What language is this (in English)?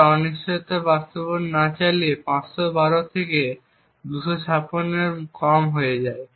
Bangla